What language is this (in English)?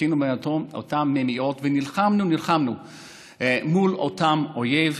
Hebrew